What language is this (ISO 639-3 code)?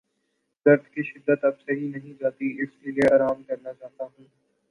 urd